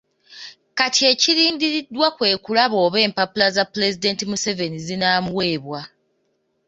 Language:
Ganda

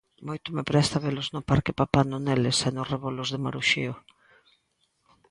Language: Galician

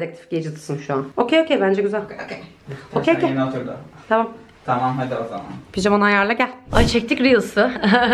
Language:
Turkish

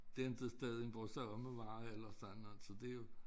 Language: Danish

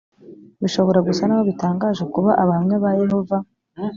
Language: Kinyarwanda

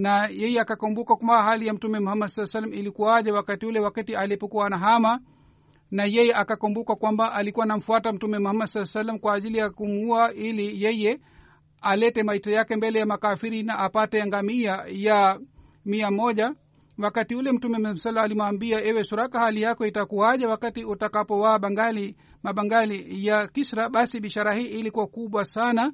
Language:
Swahili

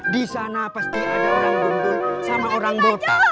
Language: Indonesian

